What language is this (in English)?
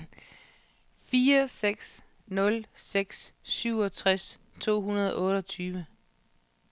Danish